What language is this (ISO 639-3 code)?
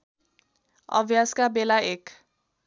nep